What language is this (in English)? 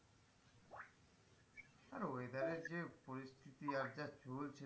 Bangla